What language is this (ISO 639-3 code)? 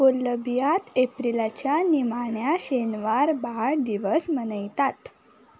kok